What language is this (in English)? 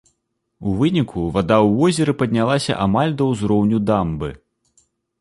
Belarusian